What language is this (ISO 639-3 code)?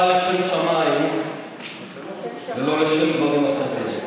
heb